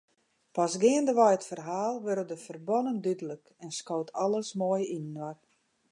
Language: Western Frisian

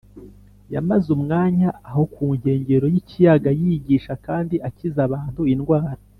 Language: Kinyarwanda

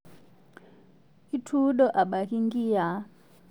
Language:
Masai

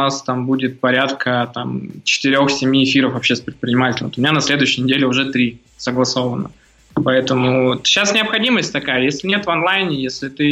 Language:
Russian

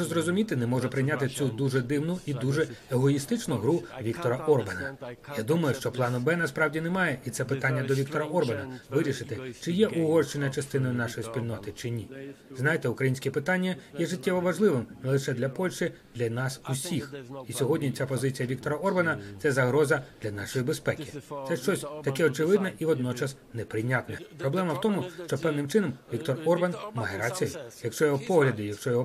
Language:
Ukrainian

